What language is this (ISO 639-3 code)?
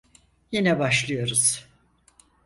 tur